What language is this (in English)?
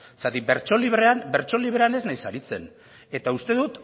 Basque